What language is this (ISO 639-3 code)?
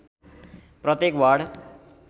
nep